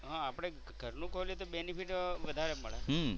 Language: Gujarati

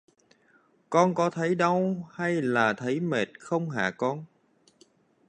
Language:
Vietnamese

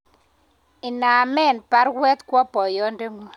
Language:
Kalenjin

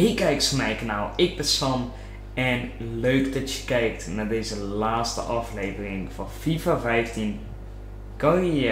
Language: Dutch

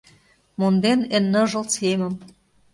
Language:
Mari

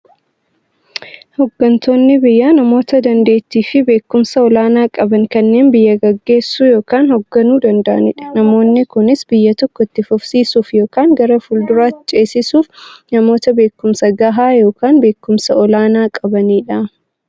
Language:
Oromo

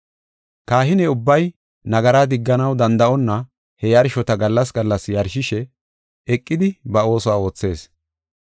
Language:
Gofa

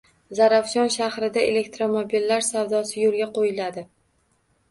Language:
Uzbek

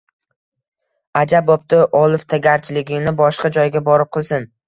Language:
Uzbek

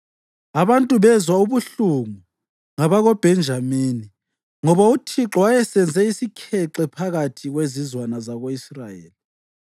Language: North Ndebele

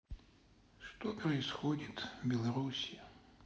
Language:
Russian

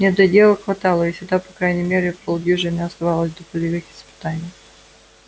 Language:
Russian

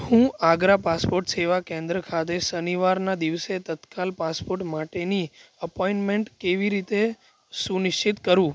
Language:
Gujarati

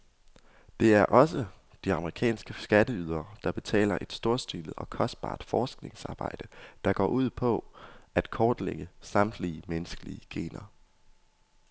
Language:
Danish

